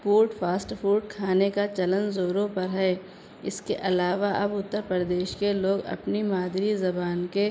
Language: Urdu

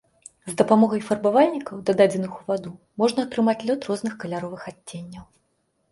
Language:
Belarusian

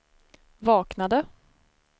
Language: Swedish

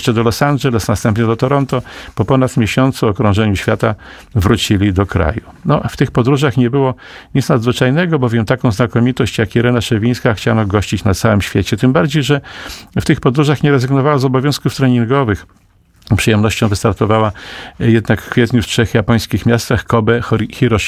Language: Polish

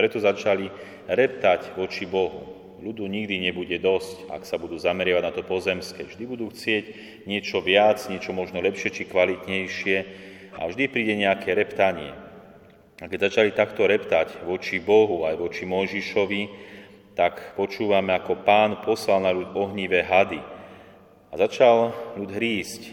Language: Slovak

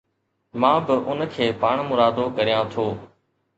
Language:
Sindhi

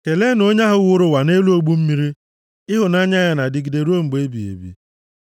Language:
Igbo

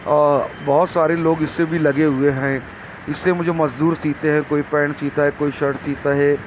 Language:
Urdu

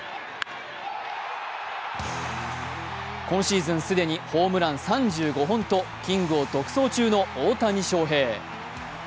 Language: Japanese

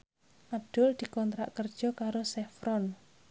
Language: Javanese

